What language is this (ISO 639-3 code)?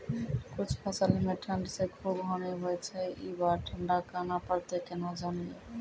mai